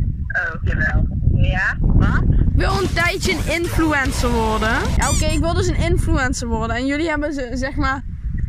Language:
Dutch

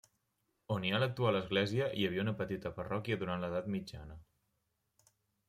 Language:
Catalan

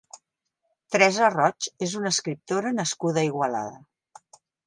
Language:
Catalan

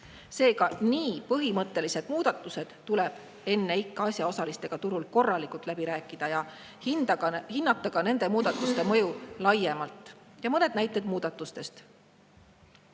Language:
Estonian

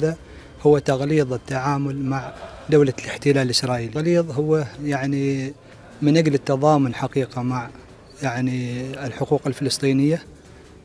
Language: Arabic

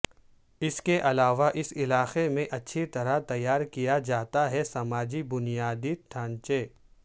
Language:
Urdu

